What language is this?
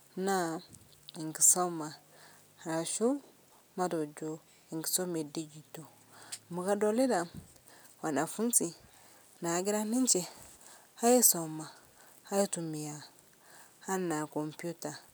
Masai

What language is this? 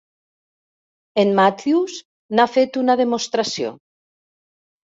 Catalan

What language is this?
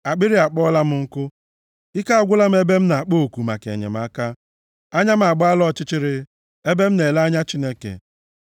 Igbo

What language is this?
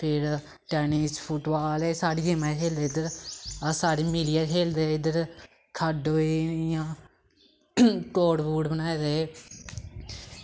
Dogri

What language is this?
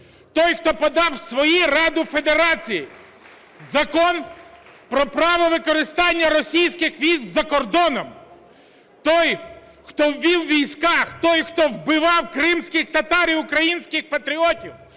Ukrainian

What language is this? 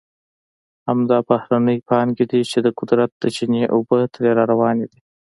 Pashto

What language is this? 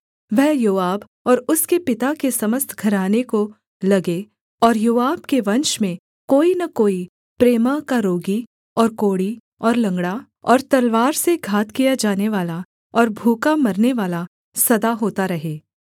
Hindi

